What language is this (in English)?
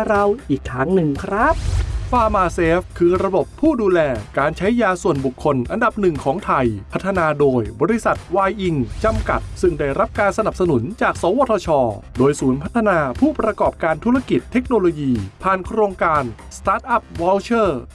Thai